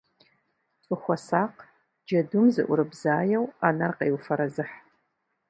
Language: Kabardian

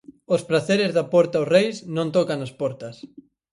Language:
Galician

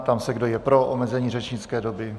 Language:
Czech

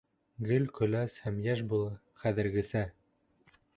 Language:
Bashkir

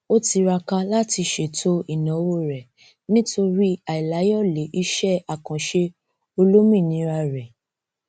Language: Yoruba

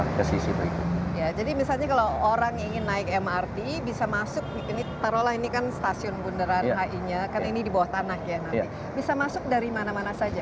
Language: Indonesian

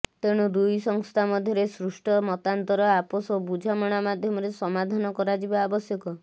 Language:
Odia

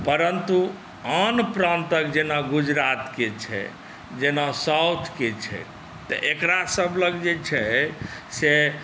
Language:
Maithili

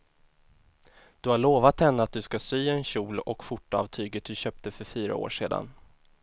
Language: Swedish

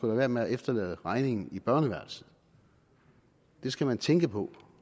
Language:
Danish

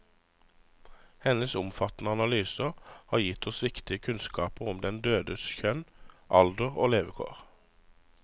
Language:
Norwegian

